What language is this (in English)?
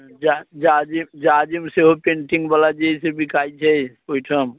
Maithili